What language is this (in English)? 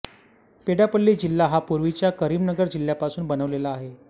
Marathi